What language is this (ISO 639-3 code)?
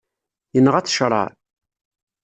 kab